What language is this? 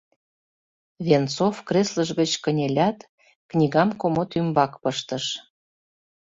Mari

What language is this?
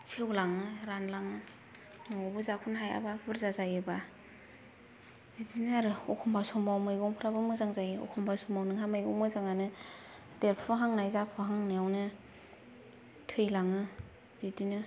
Bodo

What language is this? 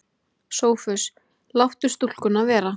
Icelandic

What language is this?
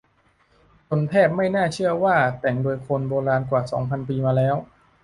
Thai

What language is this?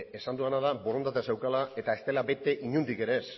Basque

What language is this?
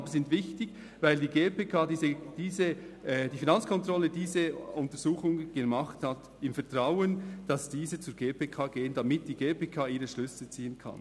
Swiss German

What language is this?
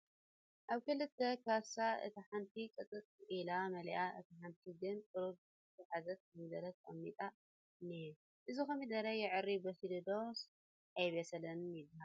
Tigrinya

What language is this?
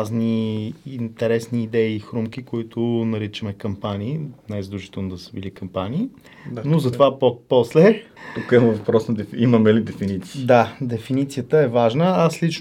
Bulgarian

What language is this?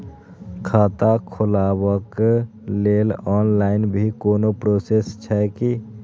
Maithili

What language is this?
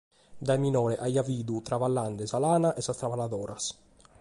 Sardinian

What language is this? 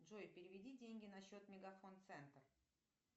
Russian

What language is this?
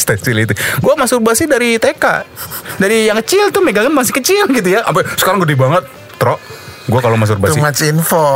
Indonesian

